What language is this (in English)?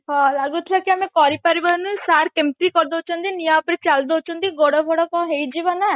Odia